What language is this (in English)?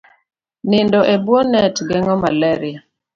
Luo (Kenya and Tanzania)